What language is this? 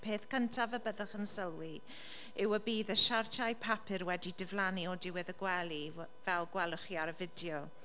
Welsh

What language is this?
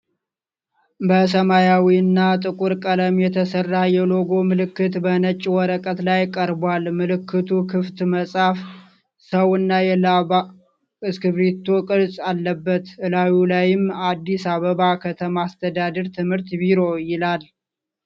Amharic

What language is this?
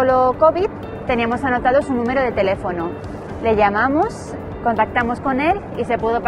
Spanish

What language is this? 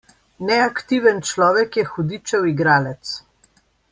Slovenian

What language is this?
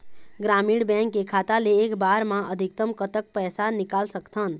Chhattisgarhi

